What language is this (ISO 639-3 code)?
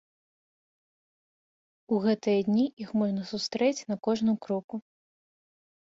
bel